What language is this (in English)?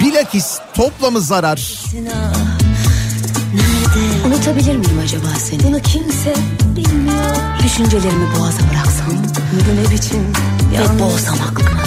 Turkish